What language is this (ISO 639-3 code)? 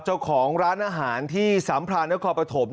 tha